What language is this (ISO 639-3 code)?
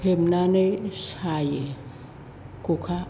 brx